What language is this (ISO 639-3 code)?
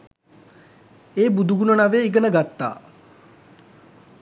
sin